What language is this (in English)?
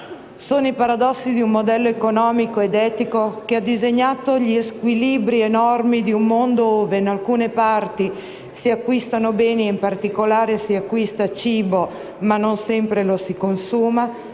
Italian